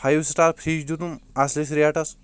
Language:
Kashmiri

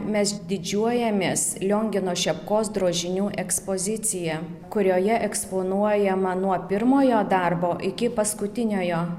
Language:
Lithuanian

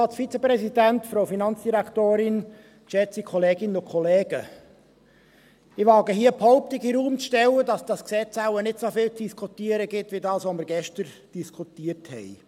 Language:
Swiss German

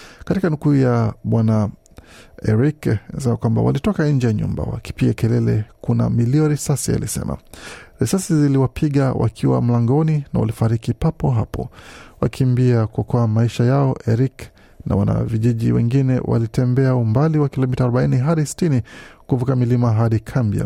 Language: Swahili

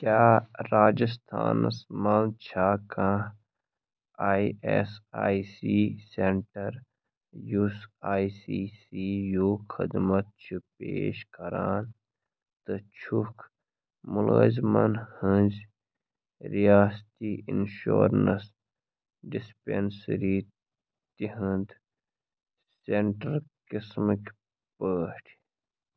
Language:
Kashmiri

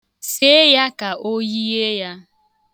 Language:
Igbo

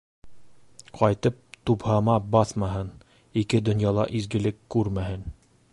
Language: Bashkir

